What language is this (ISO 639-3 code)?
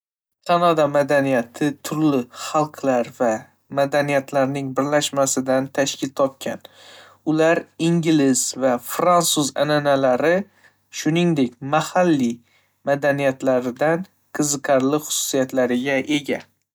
uzb